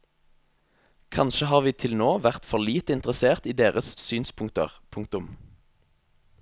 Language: Norwegian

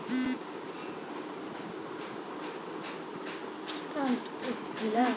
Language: Bangla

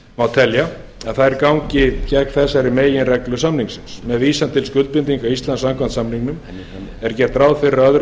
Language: Icelandic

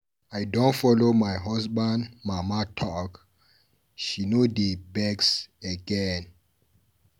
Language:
Nigerian Pidgin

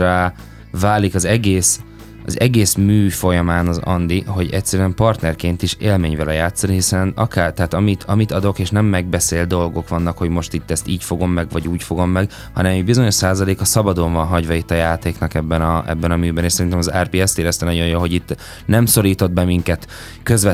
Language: Hungarian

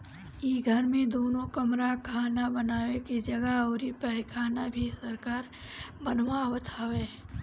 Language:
Bhojpuri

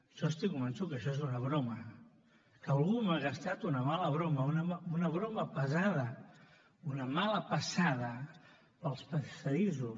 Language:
Catalan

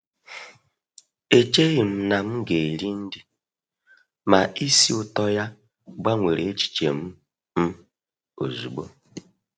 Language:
Igbo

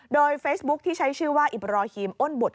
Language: Thai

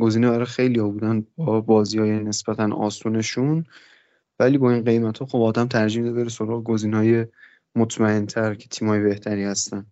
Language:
Persian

